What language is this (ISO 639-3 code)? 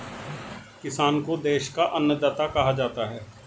hin